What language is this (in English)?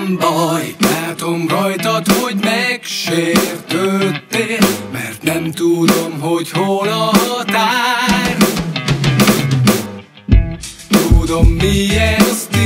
Russian